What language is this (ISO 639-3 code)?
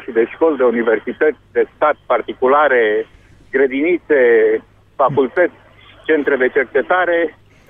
ron